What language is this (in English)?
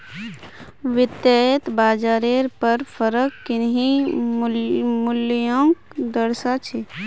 Magahi